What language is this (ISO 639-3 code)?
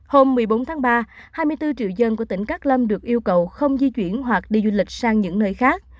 vie